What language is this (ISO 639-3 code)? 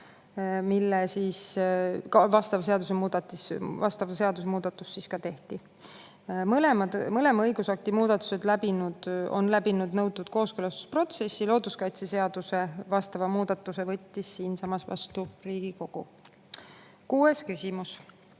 est